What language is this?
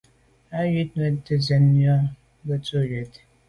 Medumba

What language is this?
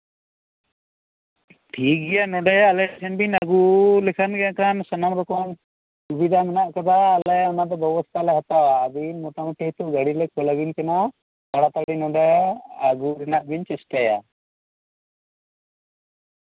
Santali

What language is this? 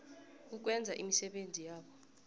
South Ndebele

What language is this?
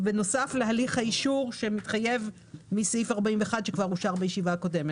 Hebrew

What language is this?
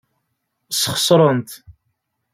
Kabyle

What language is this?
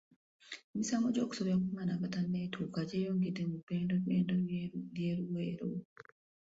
Ganda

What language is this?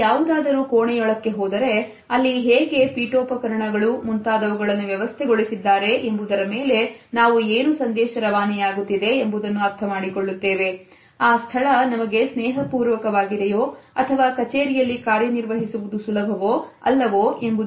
Kannada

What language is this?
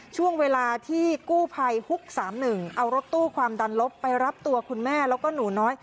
Thai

